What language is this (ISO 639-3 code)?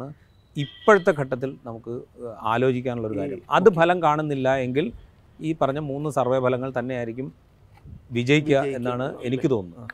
mal